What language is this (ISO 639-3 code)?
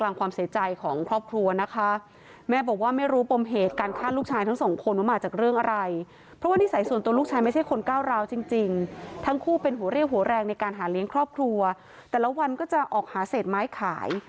tha